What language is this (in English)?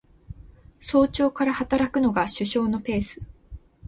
Japanese